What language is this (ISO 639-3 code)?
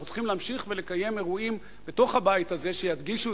heb